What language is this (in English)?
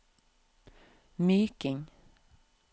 Norwegian